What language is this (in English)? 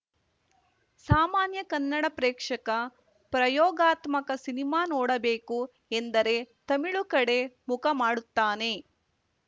Kannada